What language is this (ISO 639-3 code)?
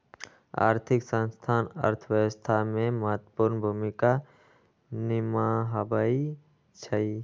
mag